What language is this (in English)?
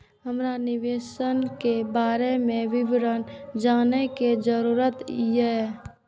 Maithili